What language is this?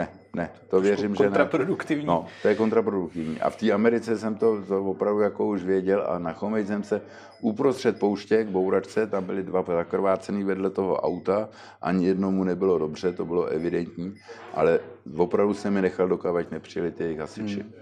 Czech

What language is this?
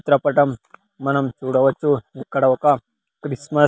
Telugu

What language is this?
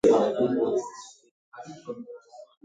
Swahili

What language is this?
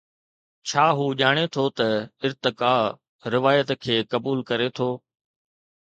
Sindhi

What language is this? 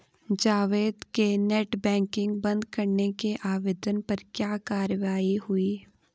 Hindi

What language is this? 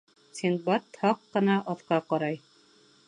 Bashkir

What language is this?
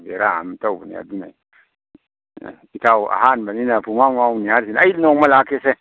Manipuri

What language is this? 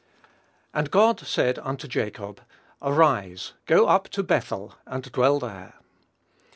English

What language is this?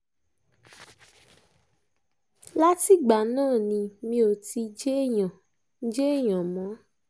Yoruba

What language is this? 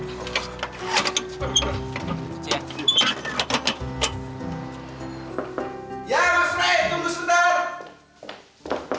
Indonesian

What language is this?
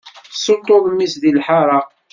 Kabyle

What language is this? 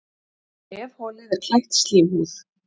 Icelandic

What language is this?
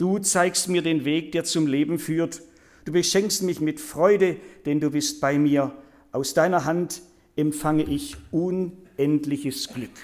German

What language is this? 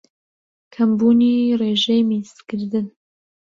Central Kurdish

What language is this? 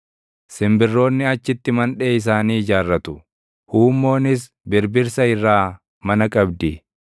Oromo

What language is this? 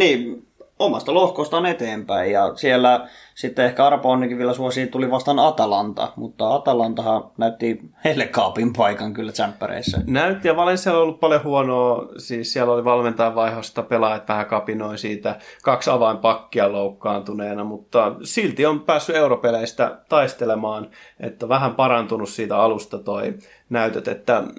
Finnish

